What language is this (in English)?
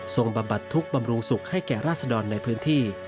Thai